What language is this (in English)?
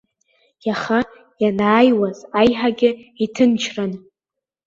Abkhazian